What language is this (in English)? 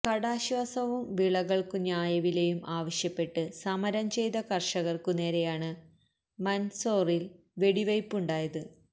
Malayalam